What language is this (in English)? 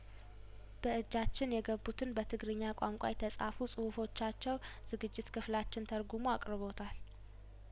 Amharic